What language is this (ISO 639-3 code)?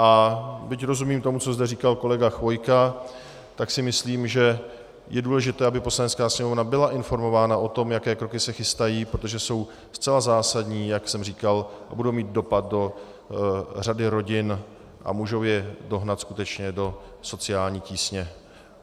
ces